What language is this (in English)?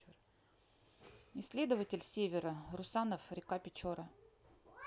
Russian